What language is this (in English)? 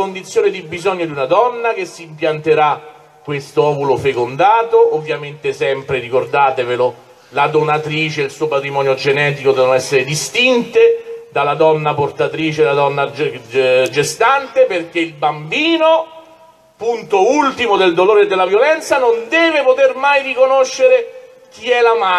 Italian